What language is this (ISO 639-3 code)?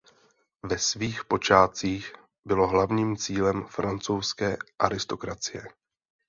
ces